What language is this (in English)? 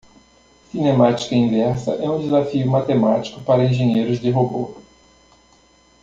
Portuguese